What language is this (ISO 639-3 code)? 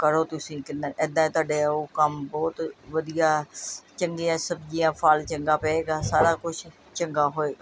pan